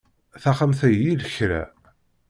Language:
Kabyle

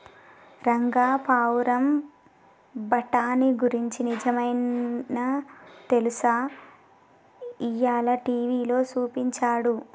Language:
Telugu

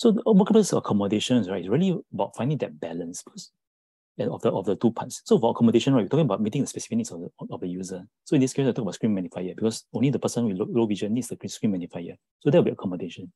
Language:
English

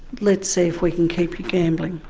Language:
English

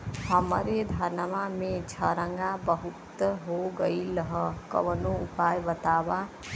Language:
Bhojpuri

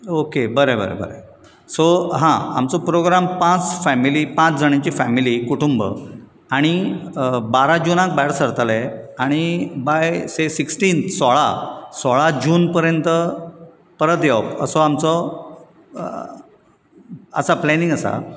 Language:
Konkani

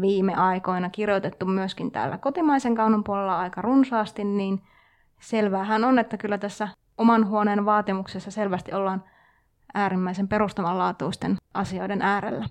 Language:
Finnish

